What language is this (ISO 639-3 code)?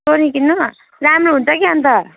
nep